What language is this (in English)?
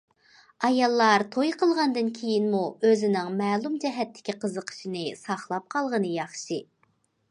Uyghur